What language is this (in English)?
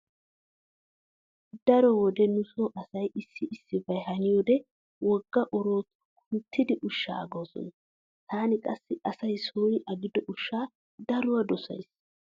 Wolaytta